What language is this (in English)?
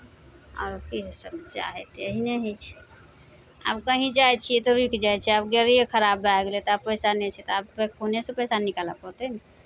Maithili